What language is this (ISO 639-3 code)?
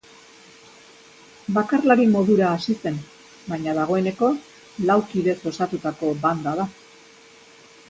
eus